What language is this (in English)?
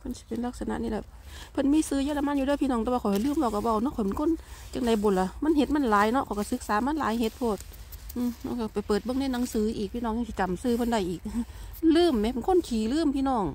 Thai